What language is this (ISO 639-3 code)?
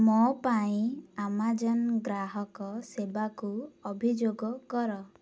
ori